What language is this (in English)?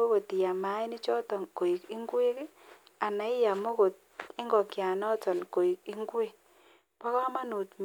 Kalenjin